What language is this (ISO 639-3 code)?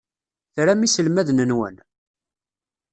kab